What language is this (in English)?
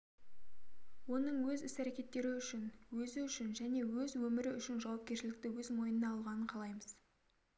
Kazakh